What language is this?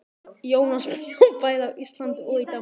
Icelandic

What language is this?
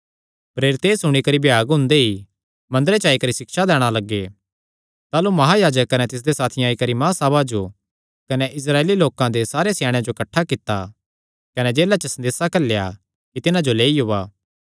Kangri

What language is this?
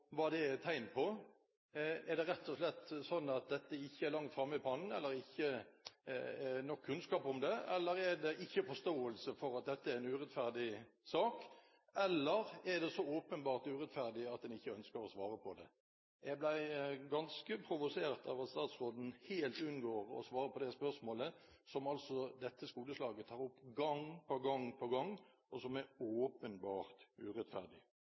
Norwegian Bokmål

